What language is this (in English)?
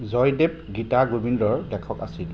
Assamese